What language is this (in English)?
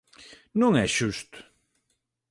Galician